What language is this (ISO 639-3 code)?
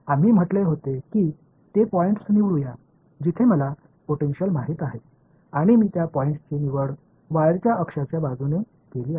mar